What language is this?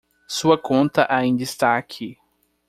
Portuguese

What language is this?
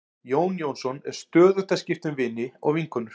Icelandic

